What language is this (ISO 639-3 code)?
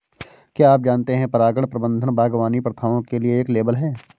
hin